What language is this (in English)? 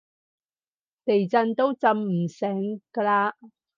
Cantonese